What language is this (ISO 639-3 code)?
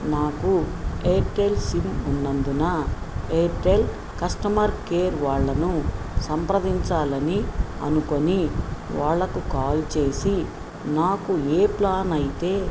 tel